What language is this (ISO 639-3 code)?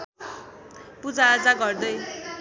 nep